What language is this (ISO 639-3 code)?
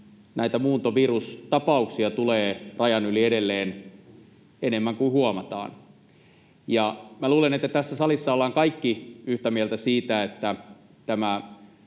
fin